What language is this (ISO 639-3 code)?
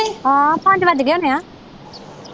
pan